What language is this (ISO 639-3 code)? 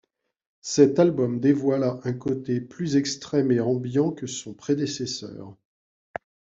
fra